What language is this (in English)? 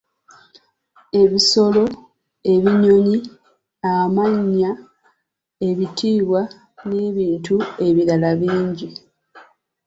Ganda